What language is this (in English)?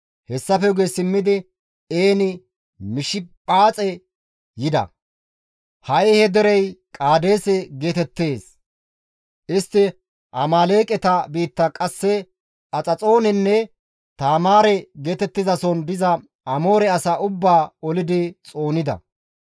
Gamo